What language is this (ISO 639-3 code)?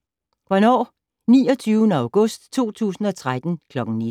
dan